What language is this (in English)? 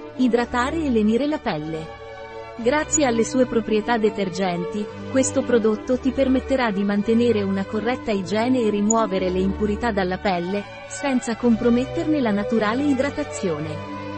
Italian